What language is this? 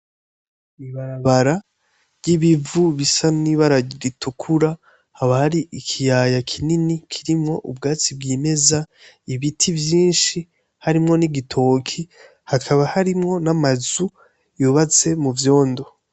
Rundi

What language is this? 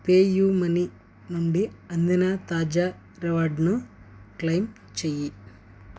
Telugu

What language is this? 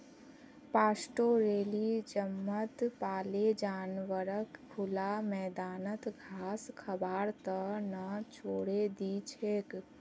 Magahi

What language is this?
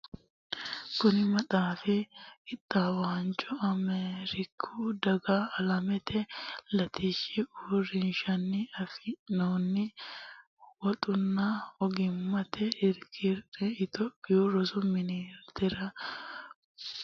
Sidamo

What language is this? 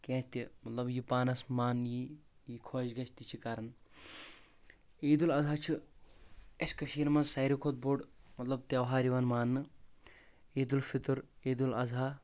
Kashmiri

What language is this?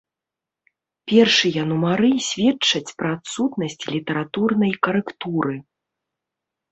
Belarusian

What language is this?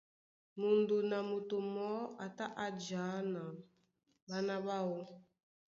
Duala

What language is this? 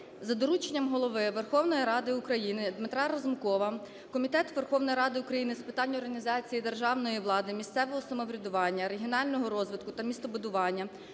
Ukrainian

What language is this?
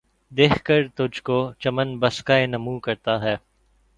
Urdu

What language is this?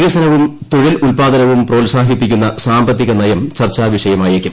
Malayalam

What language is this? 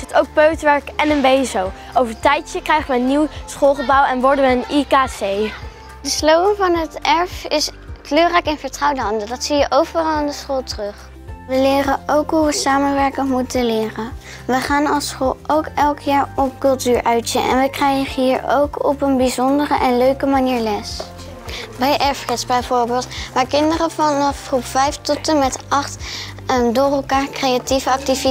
Dutch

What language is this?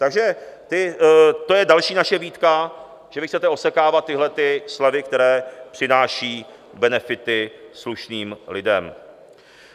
Czech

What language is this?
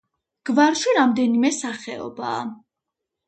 Georgian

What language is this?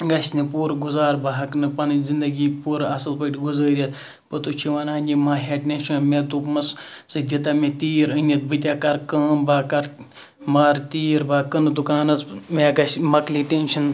Kashmiri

